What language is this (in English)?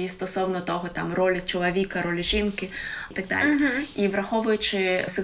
Ukrainian